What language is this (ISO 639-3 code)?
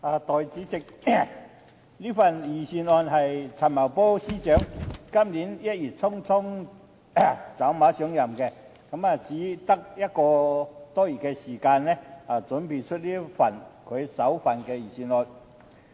yue